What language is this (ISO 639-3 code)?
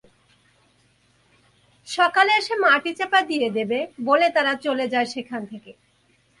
ben